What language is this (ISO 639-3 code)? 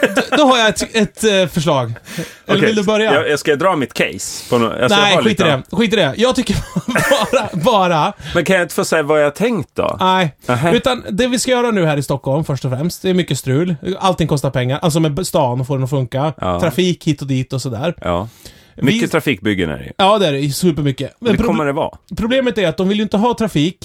swe